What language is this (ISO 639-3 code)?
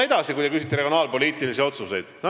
est